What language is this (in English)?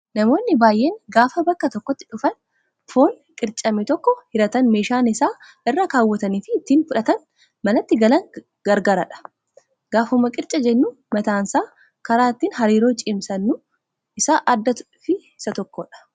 Oromo